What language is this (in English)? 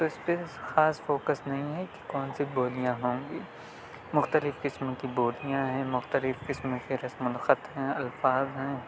Urdu